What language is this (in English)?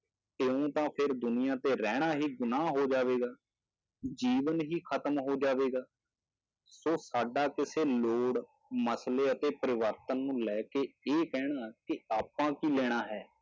Punjabi